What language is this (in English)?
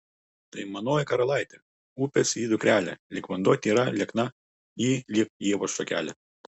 Lithuanian